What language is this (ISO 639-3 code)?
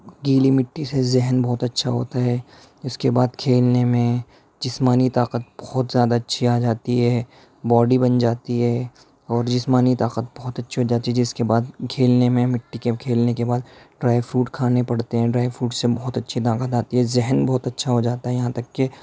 urd